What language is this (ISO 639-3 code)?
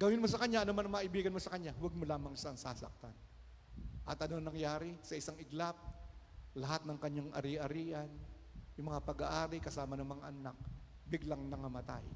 fil